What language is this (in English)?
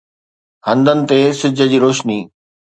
Sindhi